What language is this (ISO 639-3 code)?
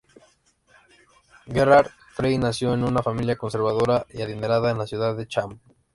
spa